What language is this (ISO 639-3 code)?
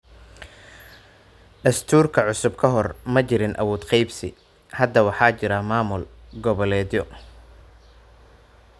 som